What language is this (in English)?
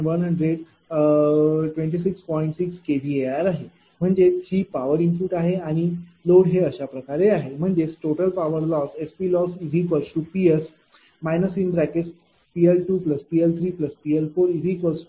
Marathi